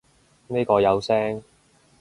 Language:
Cantonese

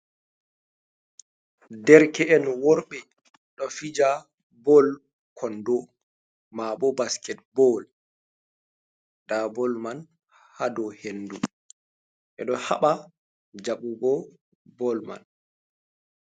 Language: Fula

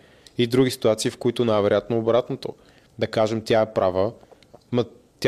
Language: Bulgarian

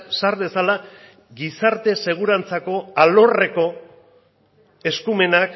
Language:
Basque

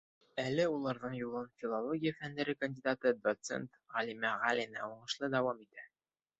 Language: Bashkir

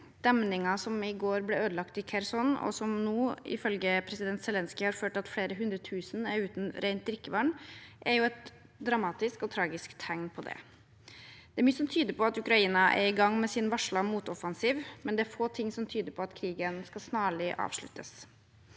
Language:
Norwegian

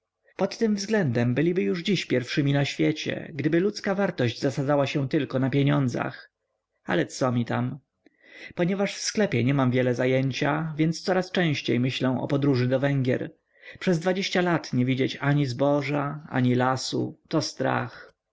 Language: Polish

